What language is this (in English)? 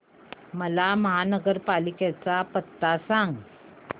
Marathi